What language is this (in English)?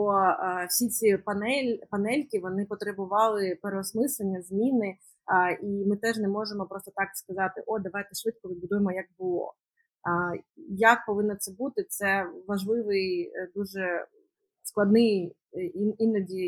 Ukrainian